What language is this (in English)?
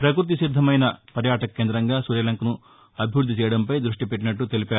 Telugu